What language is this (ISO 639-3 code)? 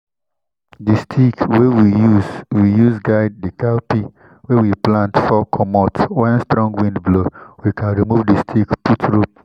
pcm